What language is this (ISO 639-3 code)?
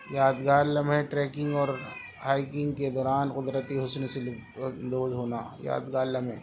urd